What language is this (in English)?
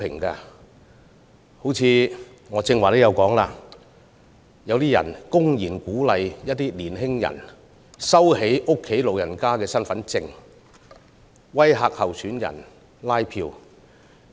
Cantonese